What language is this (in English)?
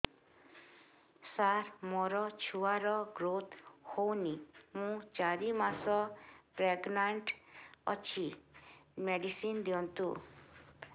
Odia